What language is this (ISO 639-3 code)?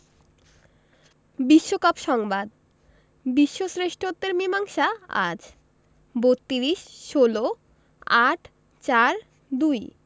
ben